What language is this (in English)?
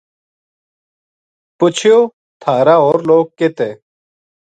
Gujari